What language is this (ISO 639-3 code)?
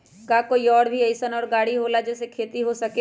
mag